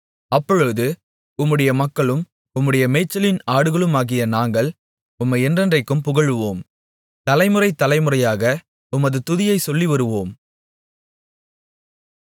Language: Tamil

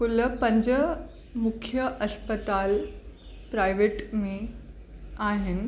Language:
Sindhi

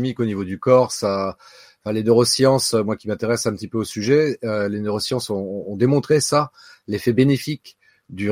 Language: French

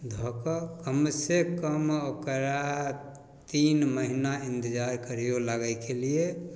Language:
Maithili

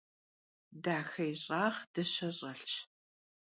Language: Kabardian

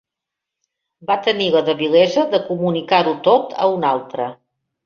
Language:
Catalan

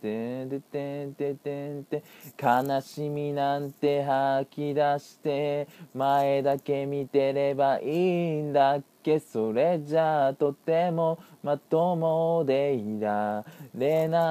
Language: Japanese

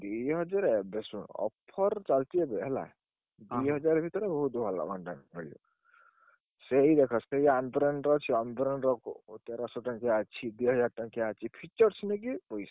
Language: Odia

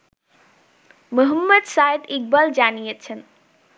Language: Bangla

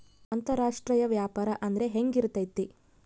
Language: Kannada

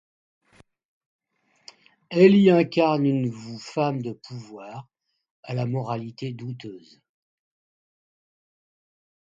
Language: French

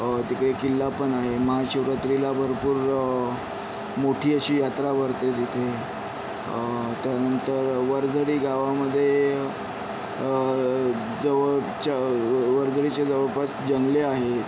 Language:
Marathi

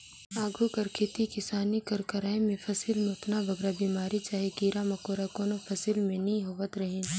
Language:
Chhattisgarhi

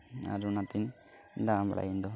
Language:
Santali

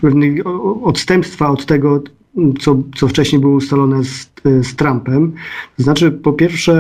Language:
Polish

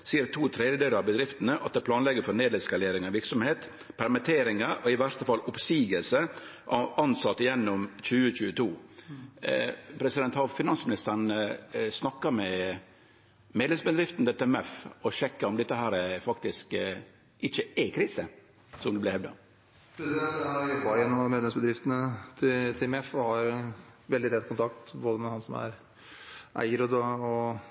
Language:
Norwegian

